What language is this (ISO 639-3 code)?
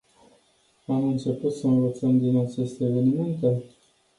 ron